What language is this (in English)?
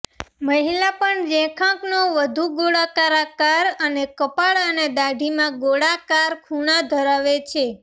Gujarati